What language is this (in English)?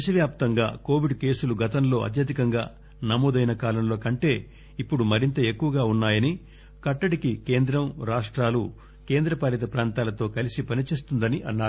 Telugu